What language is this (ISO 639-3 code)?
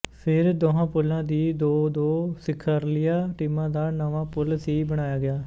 pan